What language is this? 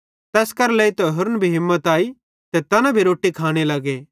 Bhadrawahi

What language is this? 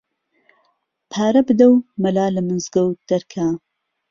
Central Kurdish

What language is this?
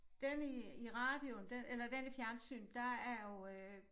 Danish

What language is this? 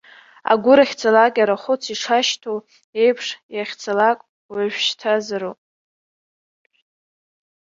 Abkhazian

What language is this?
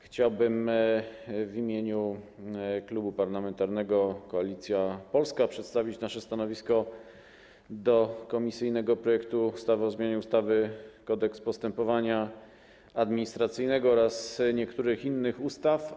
Polish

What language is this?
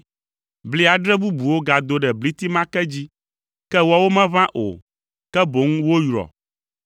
Ewe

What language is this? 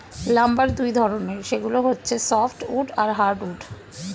Bangla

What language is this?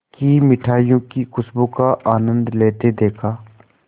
Hindi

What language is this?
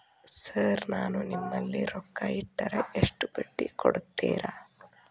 Kannada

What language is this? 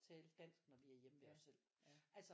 Danish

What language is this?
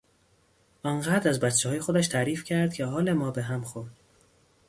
Persian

